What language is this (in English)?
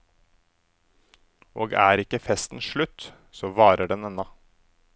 Norwegian